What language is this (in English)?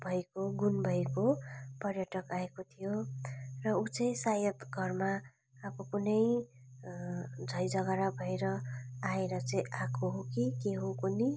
Nepali